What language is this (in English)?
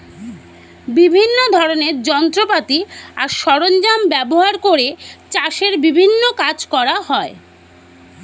Bangla